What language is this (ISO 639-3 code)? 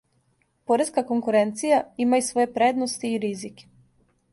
srp